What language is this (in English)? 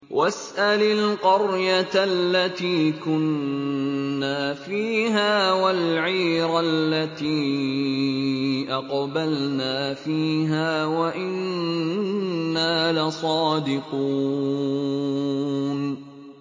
Arabic